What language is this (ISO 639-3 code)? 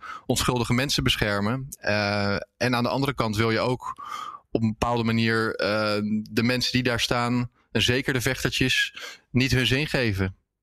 nld